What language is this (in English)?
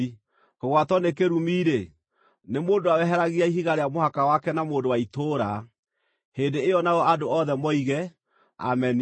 Kikuyu